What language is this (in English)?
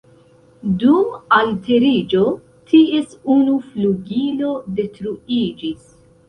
Esperanto